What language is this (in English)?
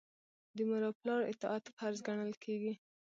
Pashto